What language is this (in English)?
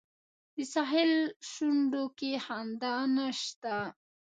Pashto